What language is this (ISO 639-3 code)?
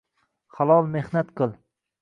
uzb